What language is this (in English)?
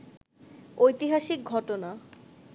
Bangla